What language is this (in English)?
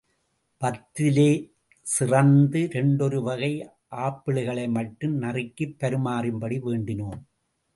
Tamil